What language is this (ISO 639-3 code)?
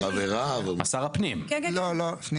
heb